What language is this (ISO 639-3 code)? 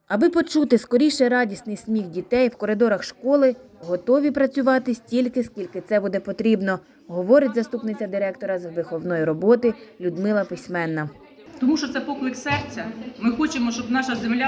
ukr